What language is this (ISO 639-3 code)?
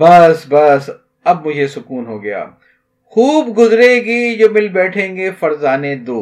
urd